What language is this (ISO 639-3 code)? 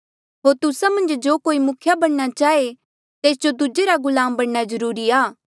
mjl